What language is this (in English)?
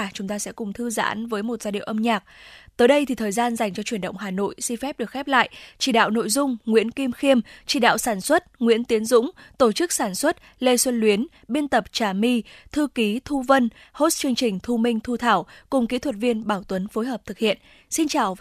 Vietnamese